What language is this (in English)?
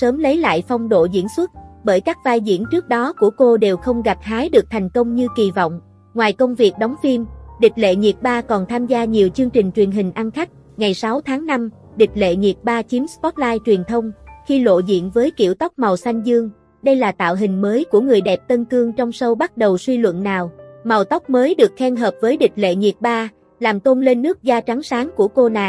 Vietnamese